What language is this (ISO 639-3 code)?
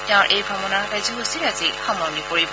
asm